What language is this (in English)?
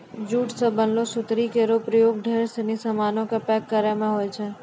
Maithili